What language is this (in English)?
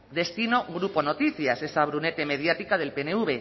Spanish